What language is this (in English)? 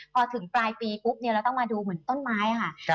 Thai